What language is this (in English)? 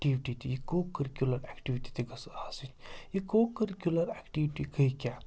Kashmiri